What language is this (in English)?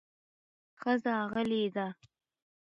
Pashto